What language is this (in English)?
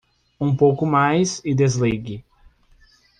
Portuguese